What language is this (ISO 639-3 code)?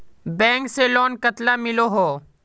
mag